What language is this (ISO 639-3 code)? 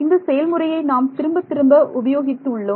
tam